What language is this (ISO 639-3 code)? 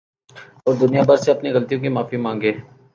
urd